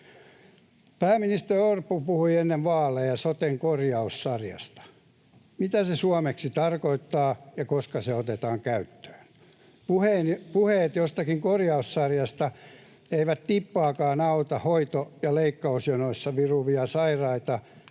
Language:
Finnish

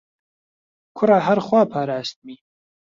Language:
Central Kurdish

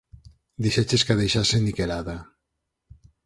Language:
Galician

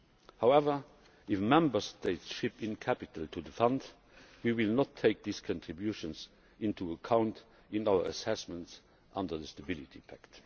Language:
English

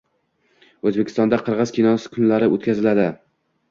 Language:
Uzbek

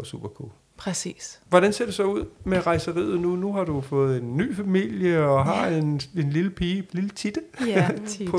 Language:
Danish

